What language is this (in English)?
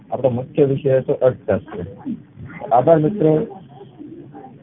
Gujarati